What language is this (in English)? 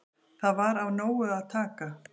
Icelandic